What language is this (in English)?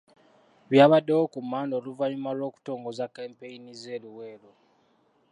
Ganda